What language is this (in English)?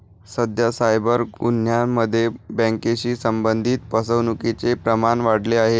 Marathi